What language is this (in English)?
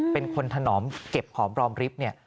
Thai